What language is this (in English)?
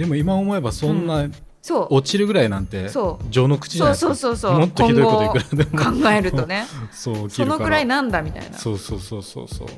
Japanese